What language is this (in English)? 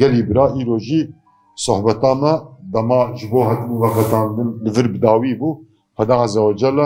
Turkish